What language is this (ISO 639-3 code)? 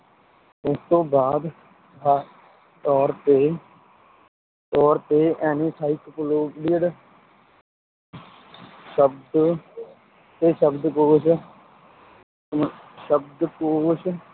pan